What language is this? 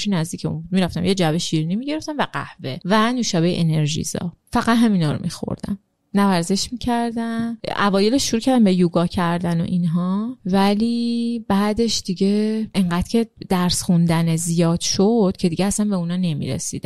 Persian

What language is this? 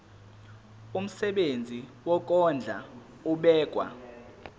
Zulu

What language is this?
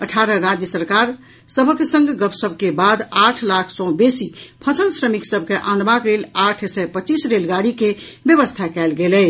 Maithili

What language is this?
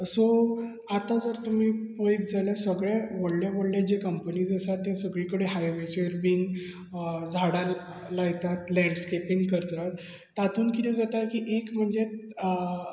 Konkani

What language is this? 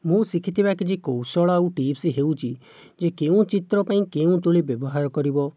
Odia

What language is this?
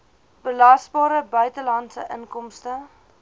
Afrikaans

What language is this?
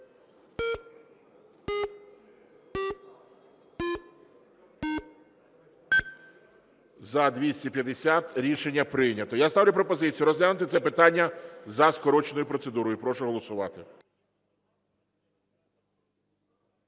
Ukrainian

